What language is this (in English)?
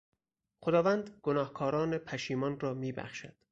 Persian